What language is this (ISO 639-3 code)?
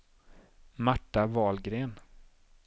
swe